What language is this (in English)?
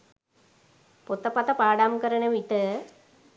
Sinhala